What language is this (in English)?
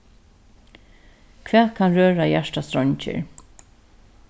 Faroese